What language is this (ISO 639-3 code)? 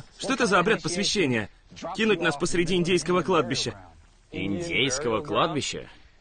rus